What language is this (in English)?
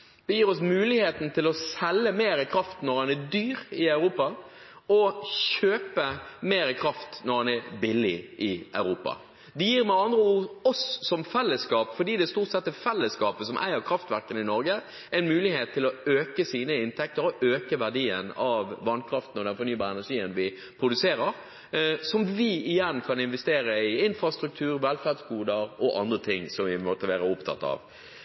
Norwegian Bokmål